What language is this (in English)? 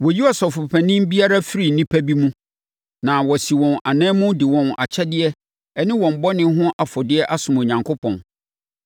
Akan